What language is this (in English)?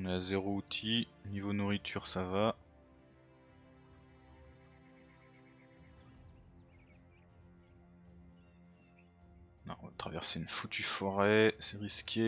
French